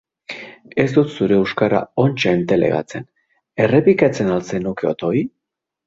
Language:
Basque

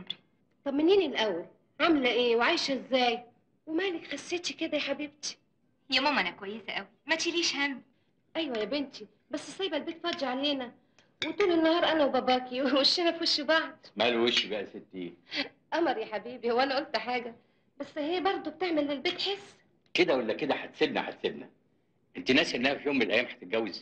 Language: Arabic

